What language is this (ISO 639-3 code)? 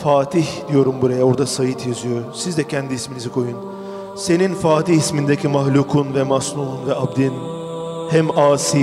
tur